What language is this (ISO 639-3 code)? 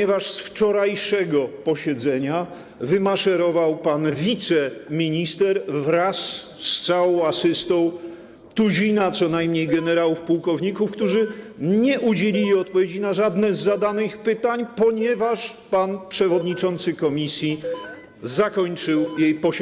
pol